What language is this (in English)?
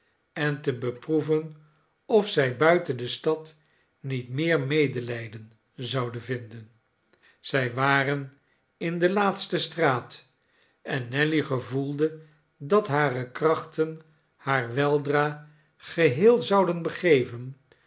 Dutch